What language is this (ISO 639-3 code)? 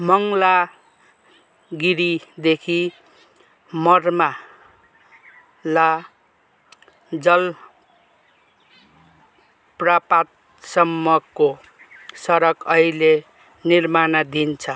nep